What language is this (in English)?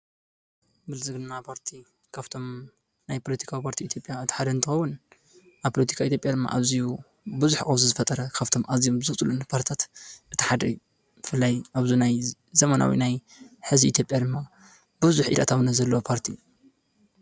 Tigrinya